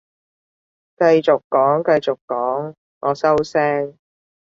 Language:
Cantonese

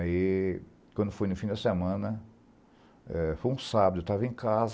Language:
Portuguese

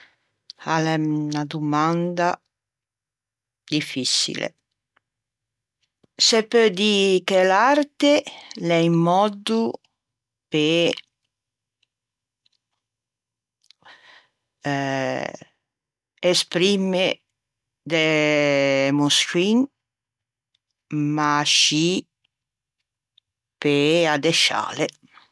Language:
Ligurian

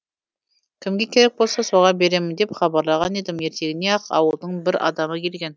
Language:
Kazakh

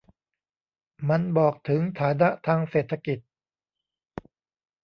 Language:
Thai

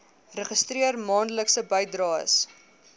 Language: Afrikaans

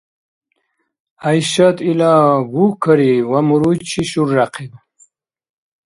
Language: Dargwa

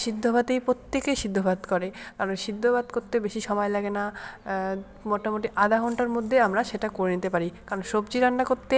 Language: Bangla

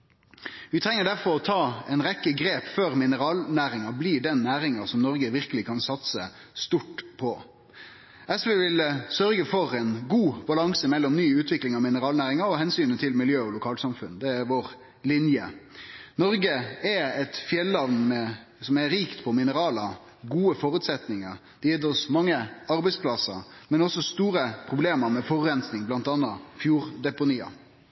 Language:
Norwegian Nynorsk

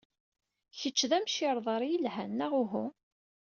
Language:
Kabyle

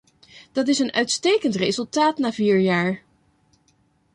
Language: Dutch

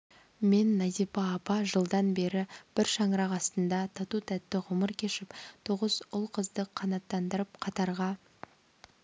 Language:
Kazakh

